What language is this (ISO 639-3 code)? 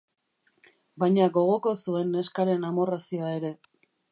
eus